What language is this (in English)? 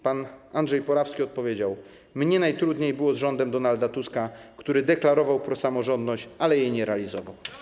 Polish